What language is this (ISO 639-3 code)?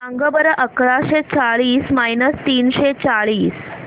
mar